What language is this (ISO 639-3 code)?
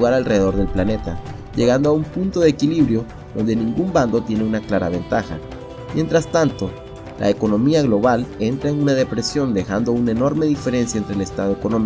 spa